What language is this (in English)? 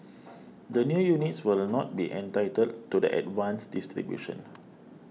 English